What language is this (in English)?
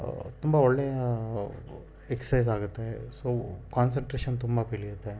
Kannada